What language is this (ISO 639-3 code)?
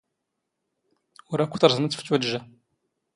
zgh